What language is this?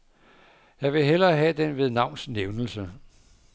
Danish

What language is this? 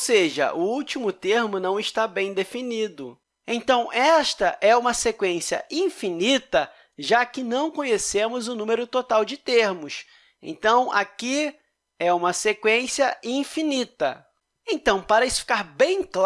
Portuguese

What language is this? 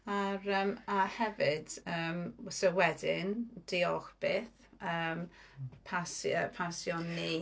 Welsh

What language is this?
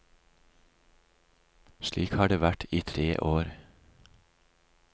Norwegian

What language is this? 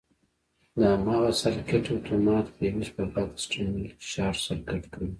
Pashto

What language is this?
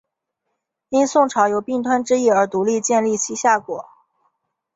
Chinese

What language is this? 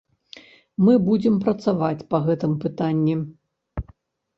Belarusian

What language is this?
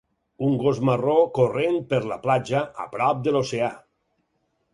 Catalan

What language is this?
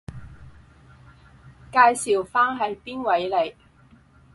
Cantonese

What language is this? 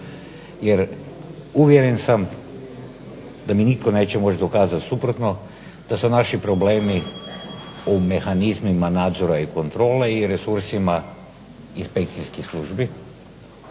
Croatian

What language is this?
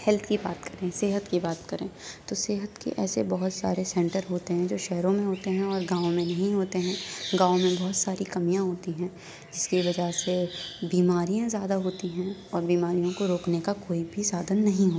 Urdu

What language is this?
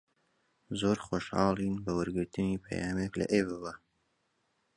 Central Kurdish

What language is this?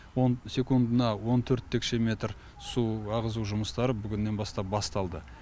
Kazakh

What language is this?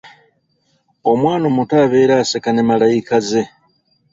Ganda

